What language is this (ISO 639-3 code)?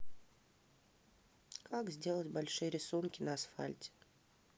rus